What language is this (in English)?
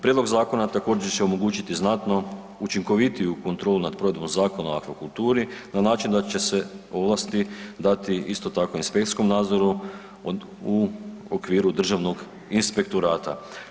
Croatian